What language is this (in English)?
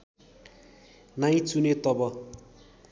Nepali